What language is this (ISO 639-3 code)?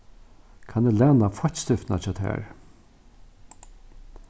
fao